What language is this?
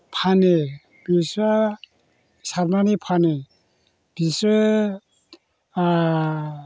Bodo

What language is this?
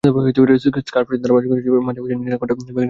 Bangla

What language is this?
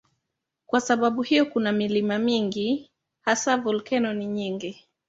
Swahili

